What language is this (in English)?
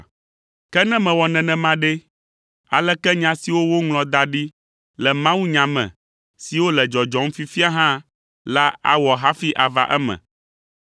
Ewe